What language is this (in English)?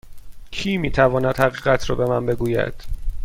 Persian